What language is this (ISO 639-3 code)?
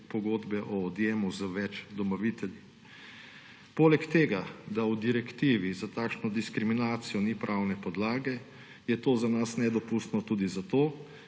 slv